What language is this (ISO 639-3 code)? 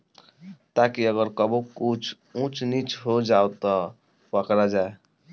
bho